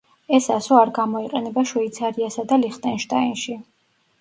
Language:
Georgian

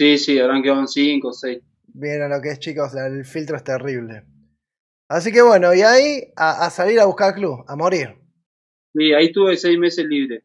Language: Spanish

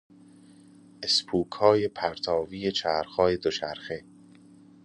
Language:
Persian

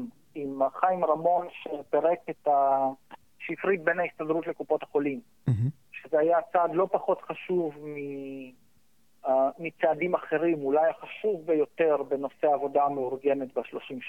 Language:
Hebrew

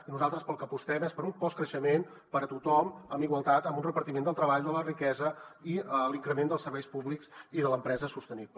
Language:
Catalan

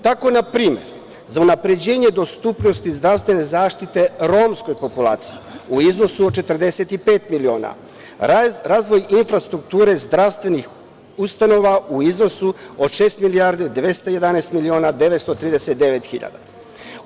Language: Serbian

